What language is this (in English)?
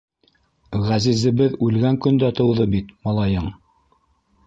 Bashkir